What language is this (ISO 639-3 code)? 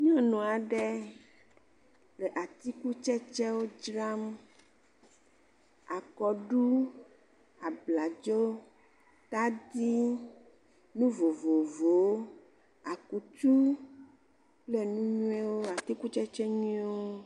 ewe